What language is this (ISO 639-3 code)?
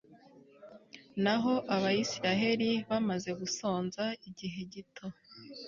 kin